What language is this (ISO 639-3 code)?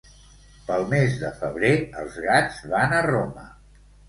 cat